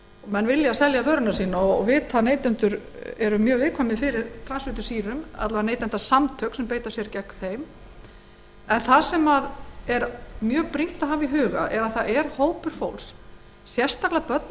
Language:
Icelandic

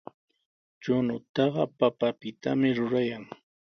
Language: Sihuas Ancash Quechua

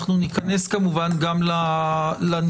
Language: Hebrew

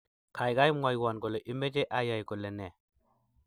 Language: Kalenjin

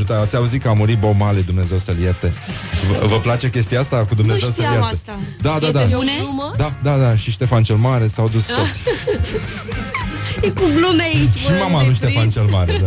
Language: Romanian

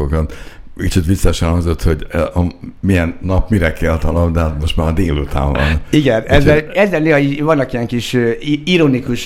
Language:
Hungarian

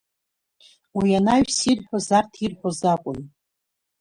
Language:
Abkhazian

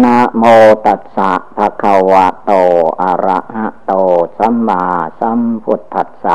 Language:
Thai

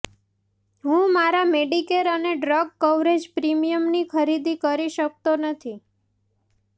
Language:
Gujarati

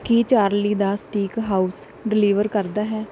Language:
Punjabi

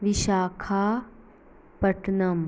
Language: Konkani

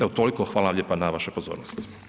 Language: Croatian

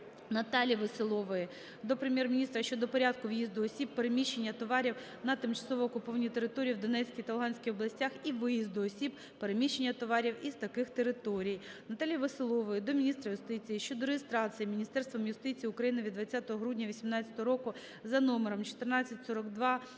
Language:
Ukrainian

